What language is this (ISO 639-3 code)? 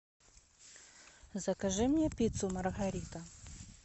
rus